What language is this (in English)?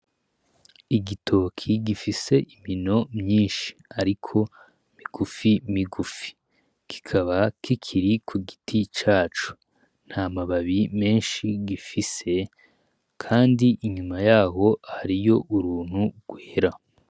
Rundi